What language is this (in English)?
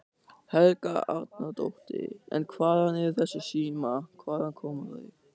Icelandic